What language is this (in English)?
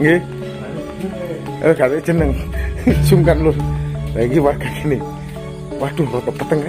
Indonesian